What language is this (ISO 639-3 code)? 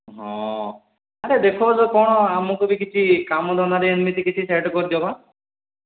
ori